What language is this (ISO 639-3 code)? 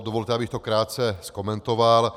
ces